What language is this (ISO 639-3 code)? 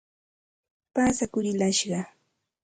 qxt